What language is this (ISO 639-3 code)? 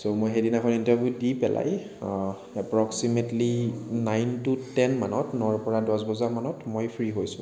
asm